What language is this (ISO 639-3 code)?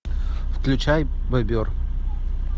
rus